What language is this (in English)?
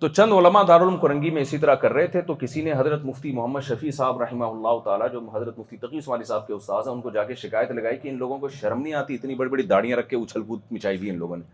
Urdu